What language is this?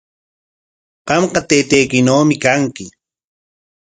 Corongo Ancash Quechua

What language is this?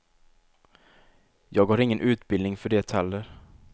Swedish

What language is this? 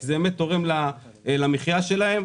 Hebrew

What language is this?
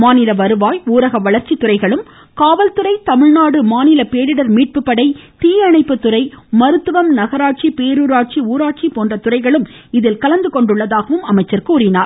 Tamil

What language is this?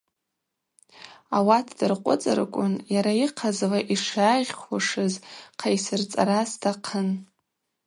Abaza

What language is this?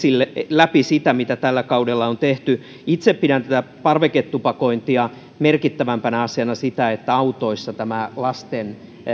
Finnish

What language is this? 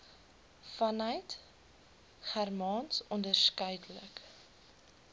Afrikaans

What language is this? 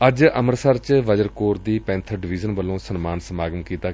Punjabi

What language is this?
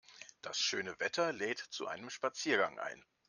German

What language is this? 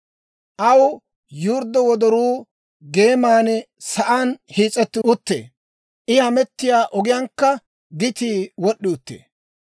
Dawro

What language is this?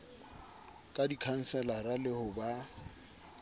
Southern Sotho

